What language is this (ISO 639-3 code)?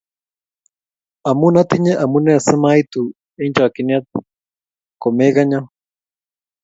kln